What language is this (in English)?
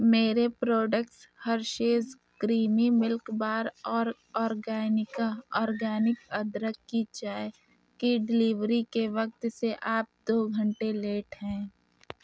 Urdu